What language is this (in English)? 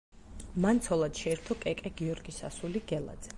Georgian